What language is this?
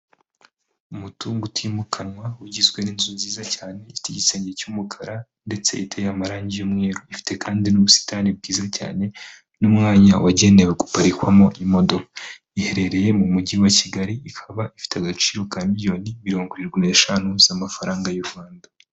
Kinyarwanda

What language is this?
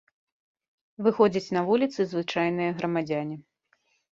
Belarusian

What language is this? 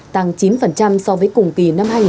Vietnamese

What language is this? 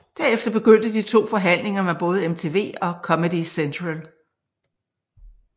Danish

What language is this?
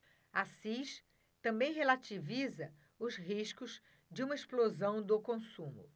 Portuguese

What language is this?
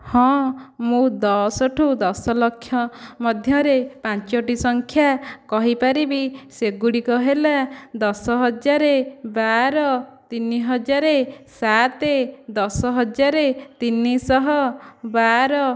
Odia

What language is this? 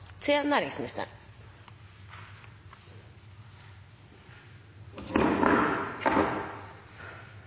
Norwegian Nynorsk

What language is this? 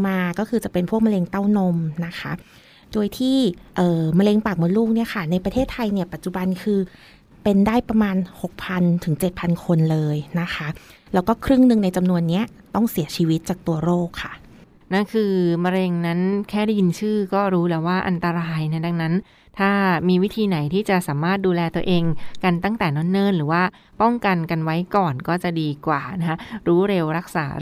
Thai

